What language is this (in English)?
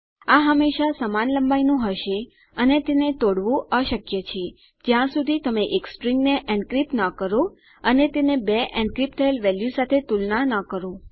Gujarati